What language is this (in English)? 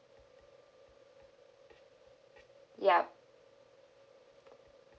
English